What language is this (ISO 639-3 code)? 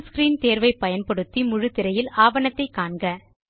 tam